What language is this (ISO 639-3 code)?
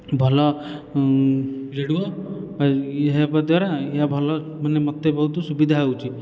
ori